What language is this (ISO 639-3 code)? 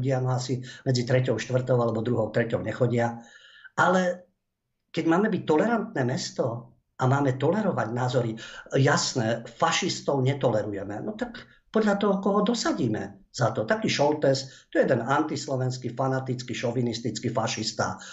slk